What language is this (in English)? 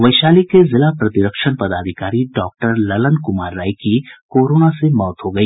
Hindi